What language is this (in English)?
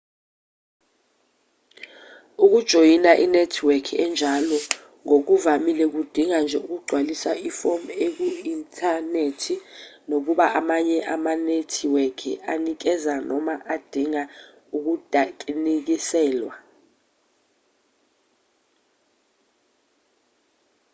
Zulu